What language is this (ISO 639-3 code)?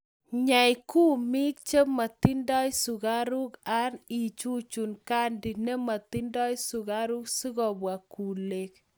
kln